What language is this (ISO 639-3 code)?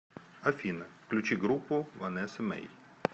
rus